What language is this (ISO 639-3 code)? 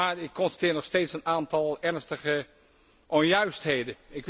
nld